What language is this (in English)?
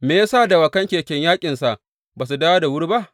Hausa